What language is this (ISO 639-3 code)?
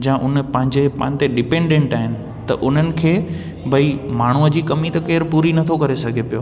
snd